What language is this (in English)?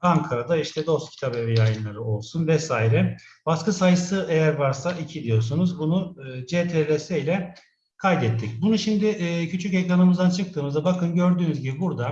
Turkish